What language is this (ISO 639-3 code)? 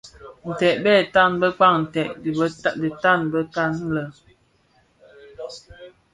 ksf